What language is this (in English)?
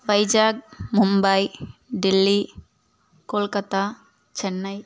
Telugu